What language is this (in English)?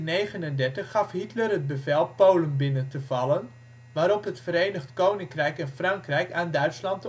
Dutch